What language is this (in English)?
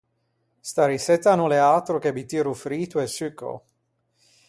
Ligurian